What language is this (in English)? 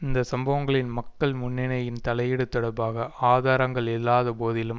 Tamil